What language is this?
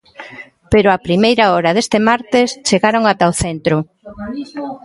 Galician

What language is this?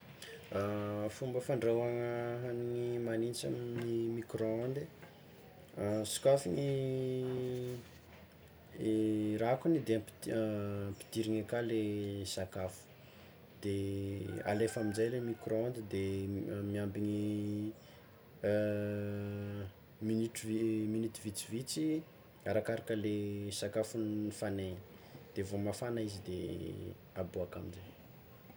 Tsimihety Malagasy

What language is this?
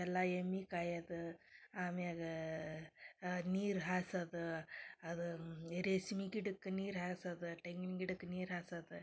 Kannada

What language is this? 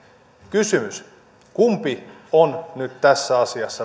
Finnish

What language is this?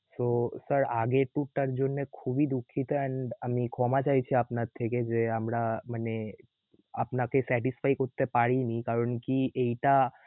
Bangla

